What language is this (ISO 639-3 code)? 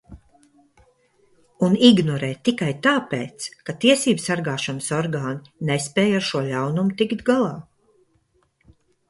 lav